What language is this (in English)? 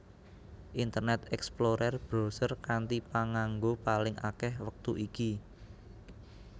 Javanese